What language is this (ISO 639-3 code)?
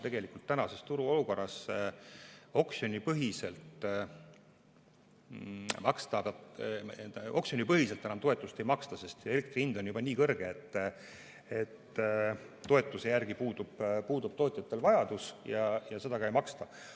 est